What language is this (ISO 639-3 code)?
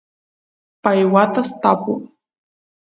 qus